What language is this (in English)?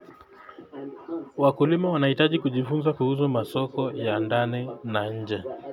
Kalenjin